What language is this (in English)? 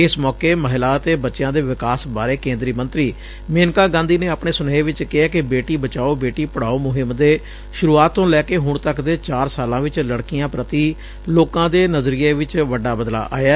Punjabi